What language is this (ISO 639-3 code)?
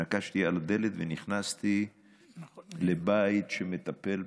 heb